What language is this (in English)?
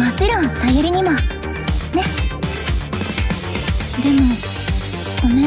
Japanese